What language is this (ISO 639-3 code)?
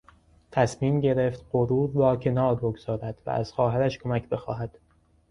fas